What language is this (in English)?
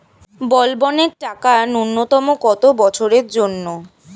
Bangla